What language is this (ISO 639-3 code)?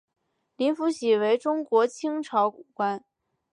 zho